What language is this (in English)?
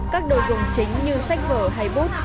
Vietnamese